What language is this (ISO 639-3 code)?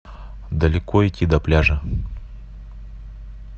rus